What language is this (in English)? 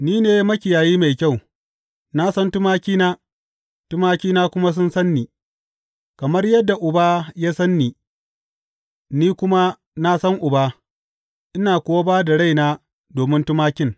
Hausa